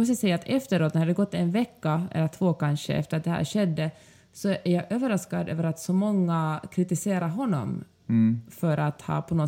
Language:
Swedish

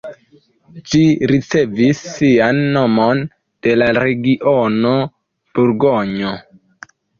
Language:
Esperanto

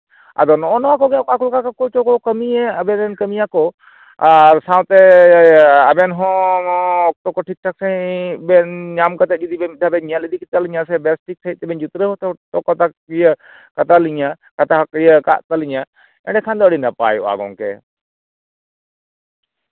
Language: Santali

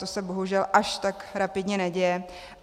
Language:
Czech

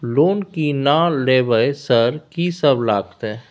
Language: Maithili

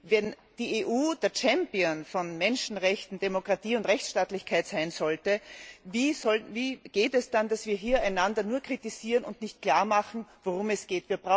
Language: German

